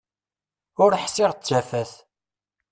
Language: Kabyle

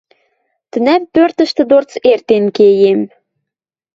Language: Western Mari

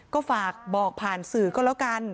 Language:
Thai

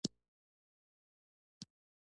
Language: Pashto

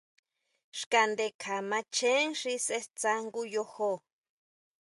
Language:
Huautla Mazatec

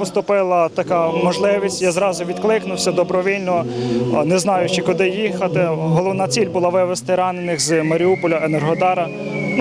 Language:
Ukrainian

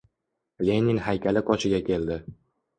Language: Uzbek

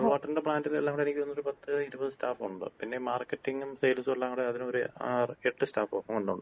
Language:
Malayalam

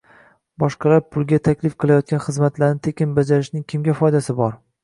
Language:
Uzbek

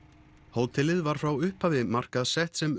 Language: Icelandic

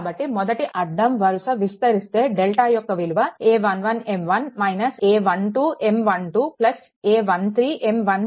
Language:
Telugu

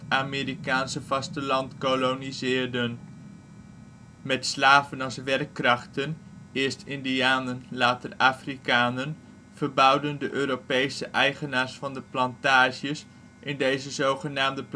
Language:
Dutch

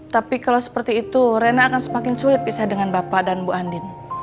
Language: Indonesian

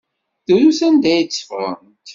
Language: Kabyle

